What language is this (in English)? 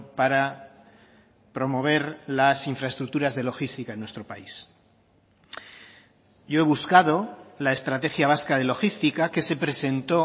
Spanish